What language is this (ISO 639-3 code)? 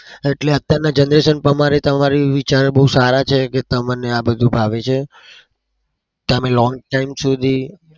guj